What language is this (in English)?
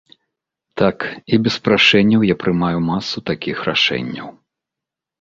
Belarusian